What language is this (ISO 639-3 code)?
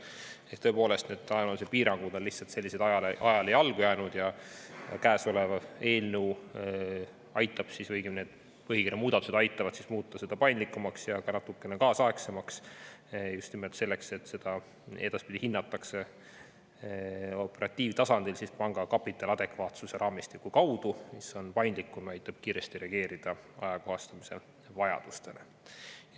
est